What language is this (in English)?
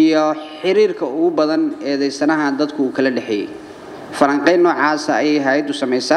Arabic